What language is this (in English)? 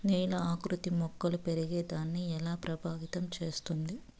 Telugu